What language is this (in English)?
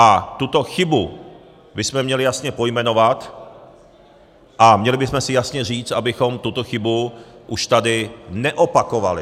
Czech